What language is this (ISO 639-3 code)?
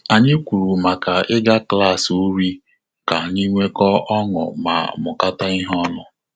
ibo